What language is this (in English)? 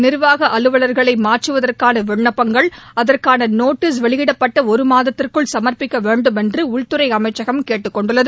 Tamil